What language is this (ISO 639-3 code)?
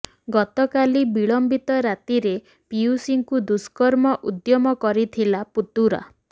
ori